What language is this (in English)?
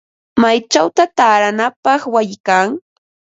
Ambo-Pasco Quechua